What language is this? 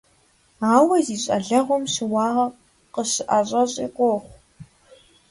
Kabardian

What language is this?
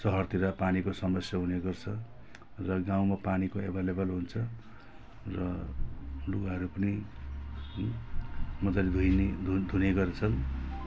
Nepali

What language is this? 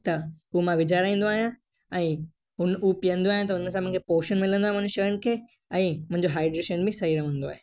Sindhi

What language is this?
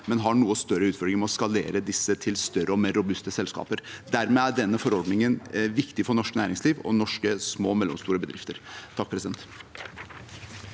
Norwegian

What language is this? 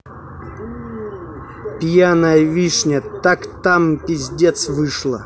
Russian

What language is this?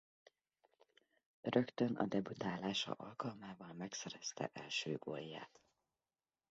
Hungarian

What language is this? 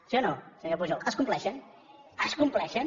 Catalan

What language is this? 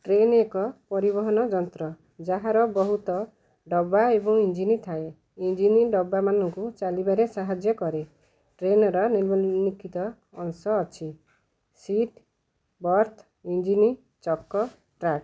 Odia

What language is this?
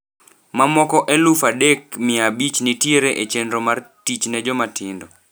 Luo (Kenya and Tanzania)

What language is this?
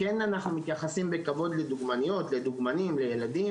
Hebrew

